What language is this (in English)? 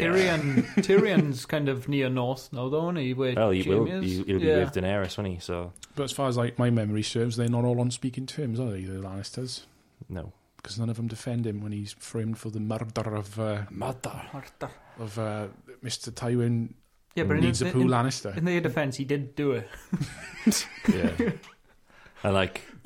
English